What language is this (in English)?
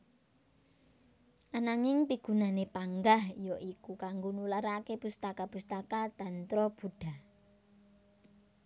Javanese